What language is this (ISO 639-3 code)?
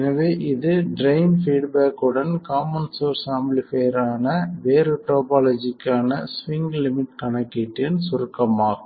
tam